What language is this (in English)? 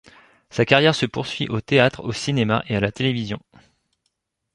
French